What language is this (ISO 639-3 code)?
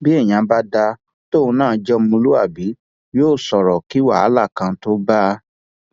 yor